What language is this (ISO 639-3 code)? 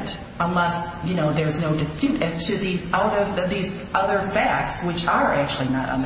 eng